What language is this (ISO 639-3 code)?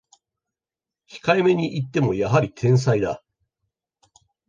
jpn